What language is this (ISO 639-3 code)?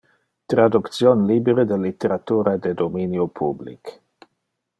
ina